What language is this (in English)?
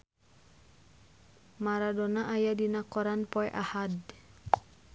Sundanese